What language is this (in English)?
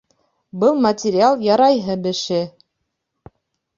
Bashkir